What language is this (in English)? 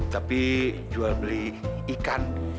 Indonesian